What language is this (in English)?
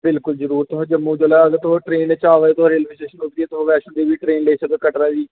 Dogri